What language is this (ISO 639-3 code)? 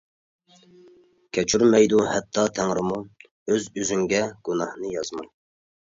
uig